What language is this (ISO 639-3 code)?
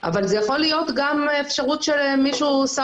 heb